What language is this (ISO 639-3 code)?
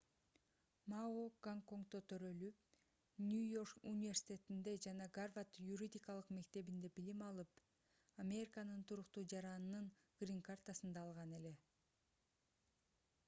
kir